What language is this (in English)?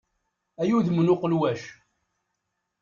Kabyle